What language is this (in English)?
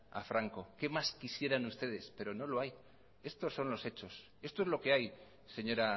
Spanish